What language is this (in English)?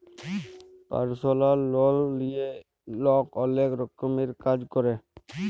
Bangla